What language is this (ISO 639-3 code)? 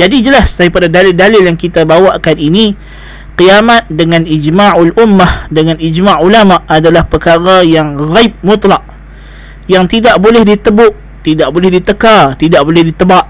msa